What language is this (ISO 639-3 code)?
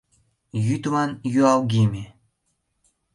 chm